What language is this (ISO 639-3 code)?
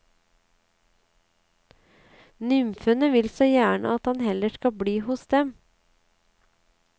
nor